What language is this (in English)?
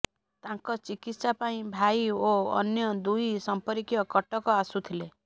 Odia